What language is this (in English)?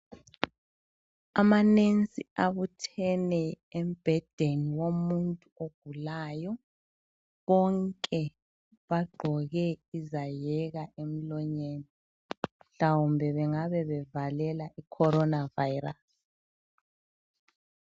North Ndebele